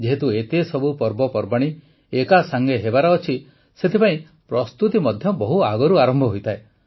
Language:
Odia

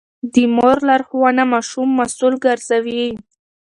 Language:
Pashto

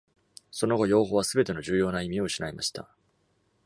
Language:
Japanese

